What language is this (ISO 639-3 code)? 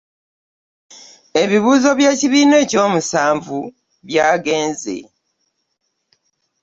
lug